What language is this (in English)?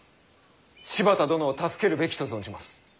Japanese